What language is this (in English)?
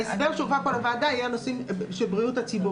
Hebrew